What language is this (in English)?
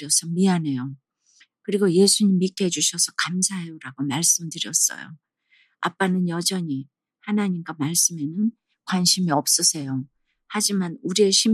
Korean